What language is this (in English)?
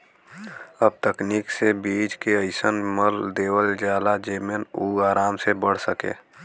Bhojpuri